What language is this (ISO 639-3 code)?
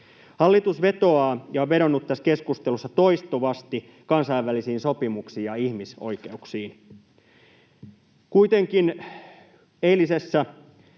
fin